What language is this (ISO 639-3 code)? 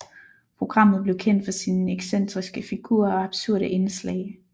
dan